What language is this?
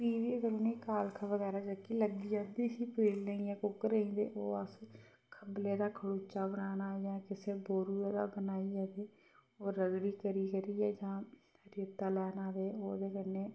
Dogri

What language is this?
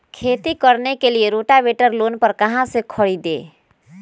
Magahi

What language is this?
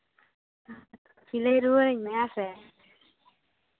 Santali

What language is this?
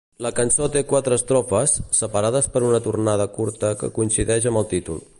Catalan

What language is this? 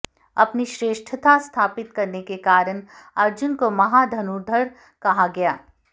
Hindi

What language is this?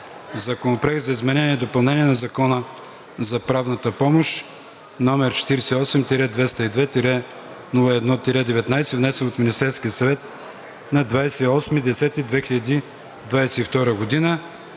Bulgarian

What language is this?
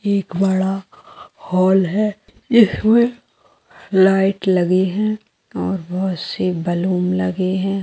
Magahi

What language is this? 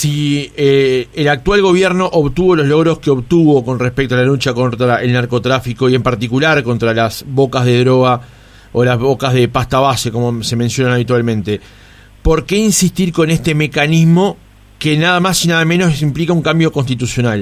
Spanish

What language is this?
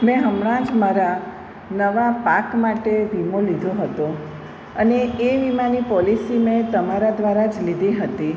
Gujarati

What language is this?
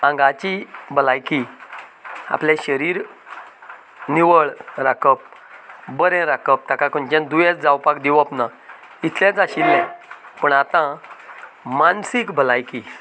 Konkani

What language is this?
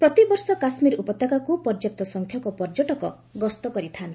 Odia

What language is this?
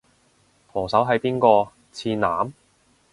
Cantonese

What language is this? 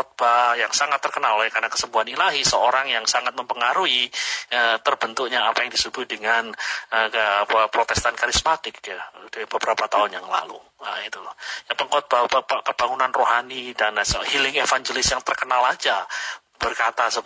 Indonesian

